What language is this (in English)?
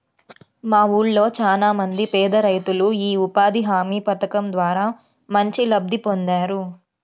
Telugu